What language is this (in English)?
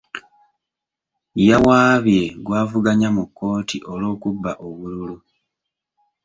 Ganda